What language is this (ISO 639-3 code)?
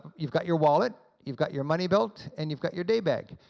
eng